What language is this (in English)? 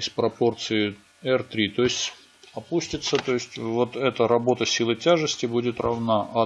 Russian